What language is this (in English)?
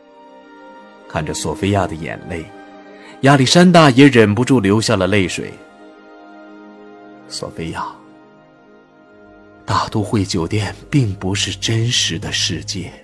Chinese